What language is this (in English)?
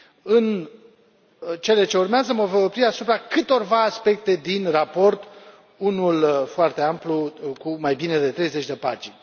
Romanian